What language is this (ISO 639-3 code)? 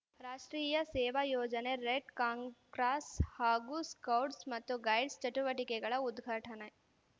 kan